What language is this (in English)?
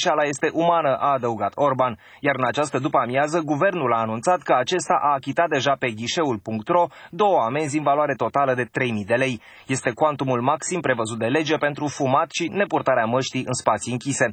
Romanian